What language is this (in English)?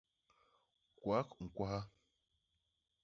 Basaa